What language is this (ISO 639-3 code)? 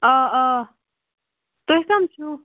kas